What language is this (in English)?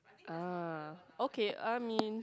English